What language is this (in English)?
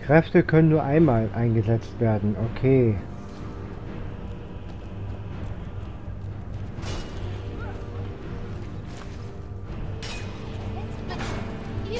German